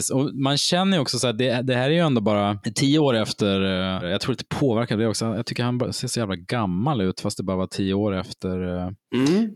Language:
Swedish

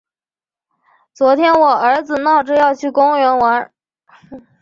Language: Chinese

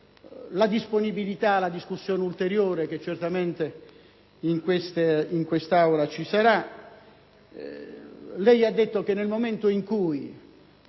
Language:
Italian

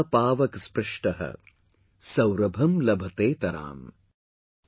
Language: English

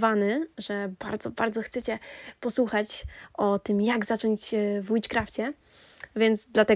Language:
Polish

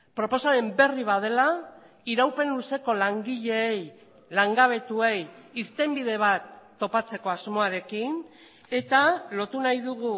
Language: Basque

